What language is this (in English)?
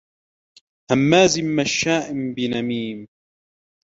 Arabic